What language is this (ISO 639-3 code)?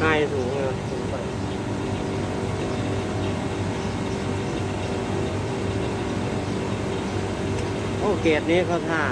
tha